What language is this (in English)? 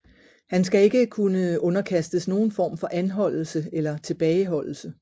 Danish